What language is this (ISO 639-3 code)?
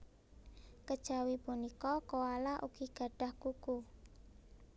jav